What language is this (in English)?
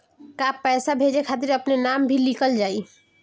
Bhojpuri